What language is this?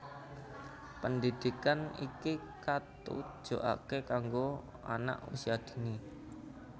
Javanese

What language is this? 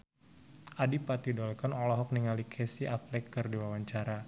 Sundanese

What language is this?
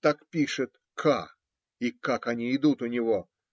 Russian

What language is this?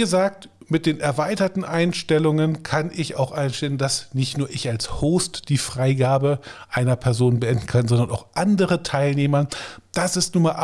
German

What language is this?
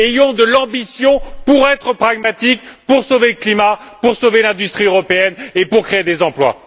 French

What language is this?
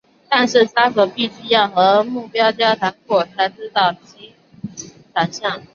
Chinese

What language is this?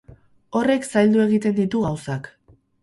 Basque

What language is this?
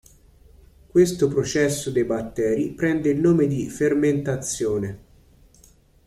Italian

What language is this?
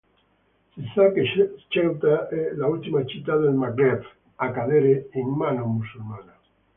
Italian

